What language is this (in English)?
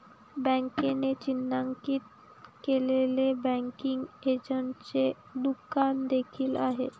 Marathi